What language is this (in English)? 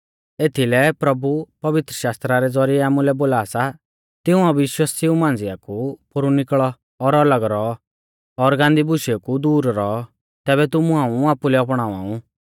Mahasu Pahari